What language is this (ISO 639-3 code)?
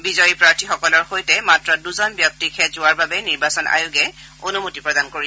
asm